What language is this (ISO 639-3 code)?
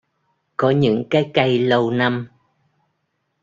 vie